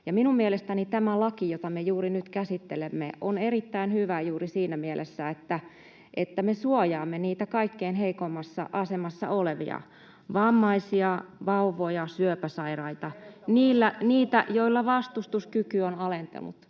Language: Finnish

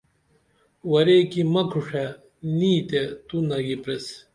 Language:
Dameli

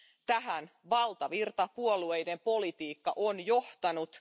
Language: Finnish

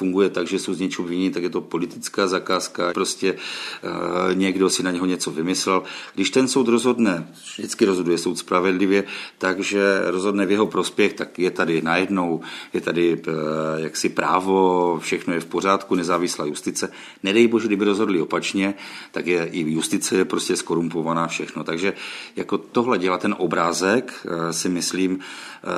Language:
Czech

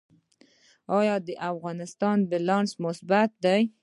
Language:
Pashto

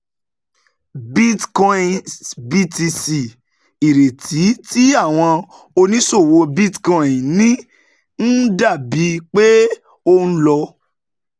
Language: Yoruba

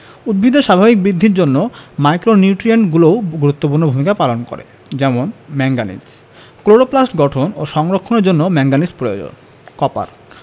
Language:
Bangla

